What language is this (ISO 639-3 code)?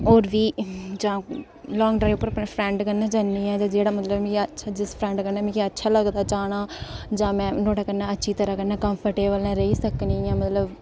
doi